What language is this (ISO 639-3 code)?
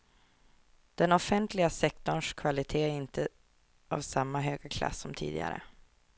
swe